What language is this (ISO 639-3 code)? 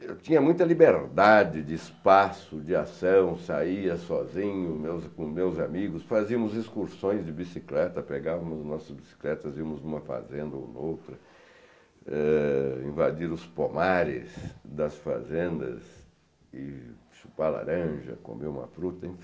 por